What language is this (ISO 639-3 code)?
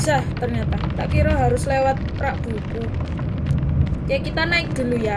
ind